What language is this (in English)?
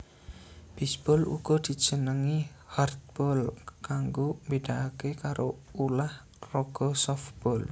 Javanese